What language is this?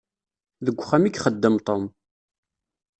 Kabyle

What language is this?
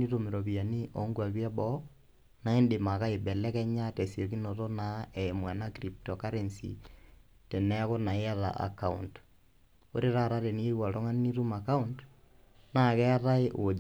Masai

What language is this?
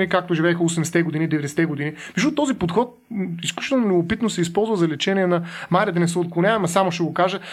Bulgarian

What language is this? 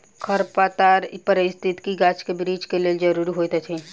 Maithili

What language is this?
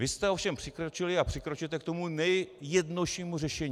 Czech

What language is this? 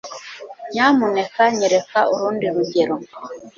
Kinyarwanda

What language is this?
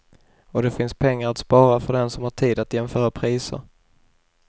Swedish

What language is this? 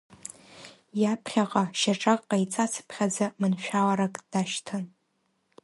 Abkhazian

